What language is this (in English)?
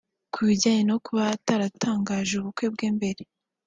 Kinyarwanda